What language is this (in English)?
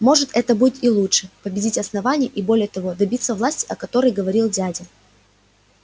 Russian